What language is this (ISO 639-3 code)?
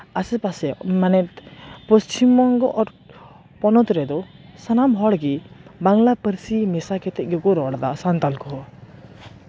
sat